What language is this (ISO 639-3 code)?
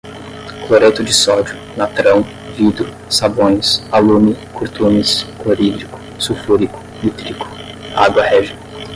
por